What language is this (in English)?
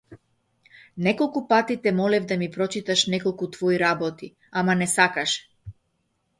Macedonian